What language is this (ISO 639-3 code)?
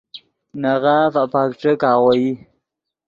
ydg